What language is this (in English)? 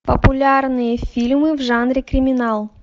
Russian